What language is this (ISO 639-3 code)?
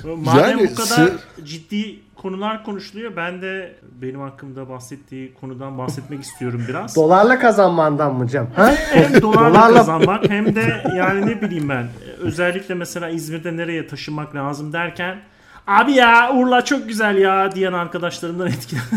tur